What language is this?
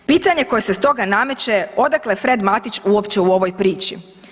Croatian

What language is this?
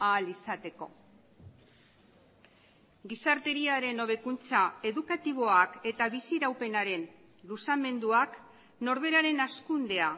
Basque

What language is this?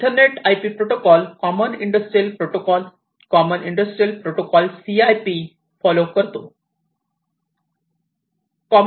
Marathi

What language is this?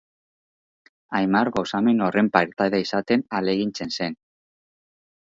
Basque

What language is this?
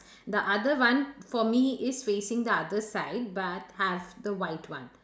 English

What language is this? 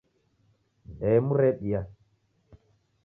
Taita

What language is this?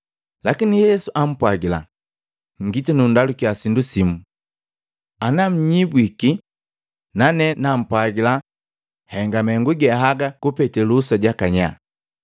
Matengo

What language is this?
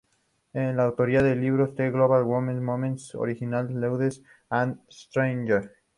Spanish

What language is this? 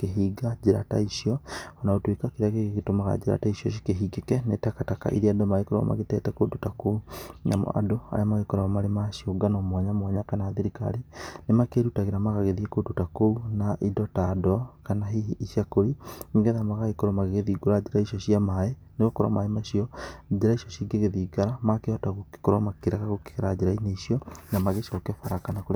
Kikuyu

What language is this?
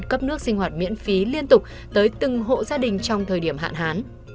Vietnamese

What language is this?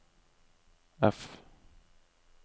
Norwegian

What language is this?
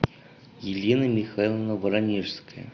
Russian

